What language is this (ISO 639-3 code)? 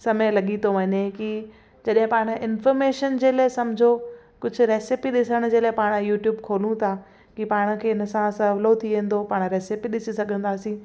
snd